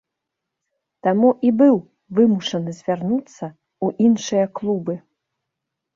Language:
Belarusian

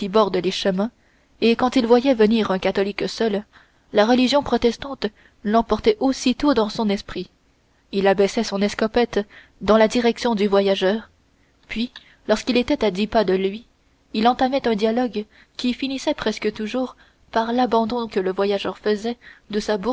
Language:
French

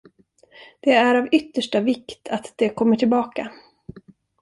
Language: Swedish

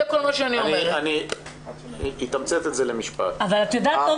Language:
Hebrew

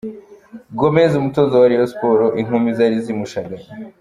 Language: Kinyarwanda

